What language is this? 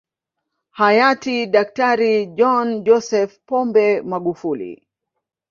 Swahili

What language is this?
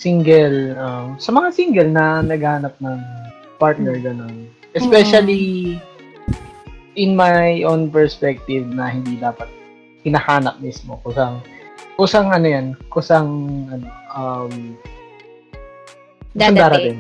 Filipino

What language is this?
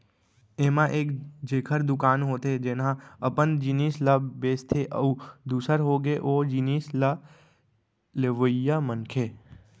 Chhattisgarhi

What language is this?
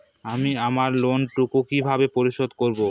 Bangla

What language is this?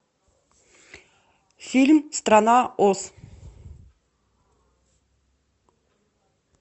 Russian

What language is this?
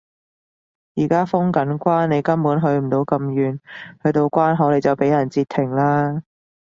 Cantonese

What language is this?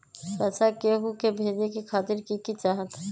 Magahi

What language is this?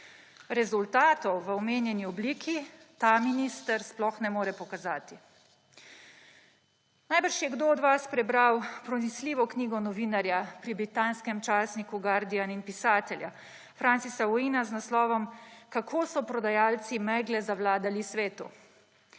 Slovenian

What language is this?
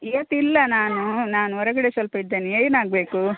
Kannada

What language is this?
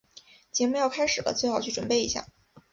Chinese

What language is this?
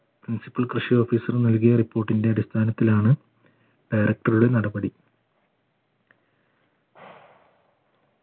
Malayalam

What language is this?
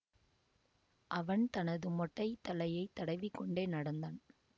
Tamil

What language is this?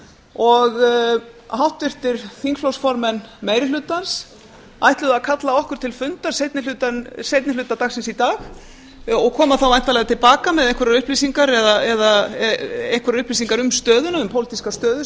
Icelandic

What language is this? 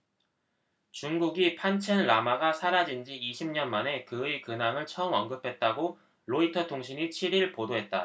Korean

